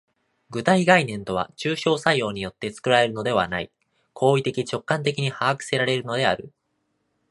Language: Japanese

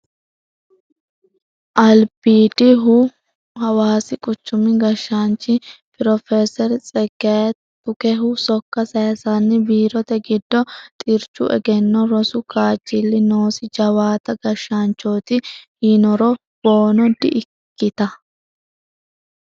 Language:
Sidamo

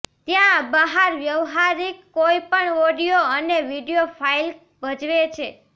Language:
Gujarati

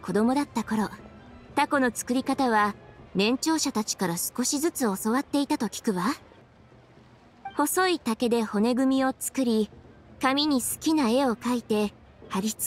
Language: Japanese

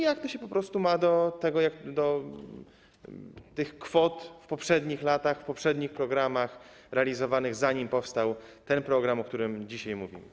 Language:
Polish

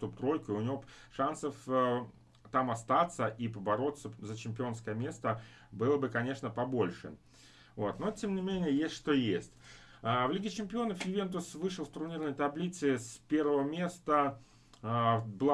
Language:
Russian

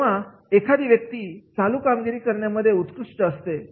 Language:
Marathi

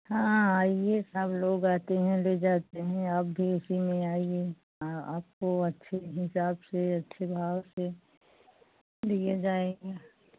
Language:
Hindi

